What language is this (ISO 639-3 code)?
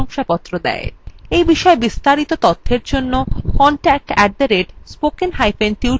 ben